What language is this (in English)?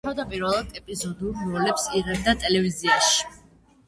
Georgian